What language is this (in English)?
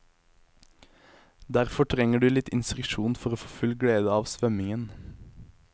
Norwegian